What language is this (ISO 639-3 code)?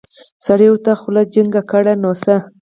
pus